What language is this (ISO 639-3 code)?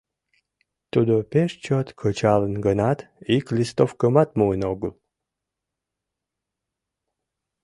chm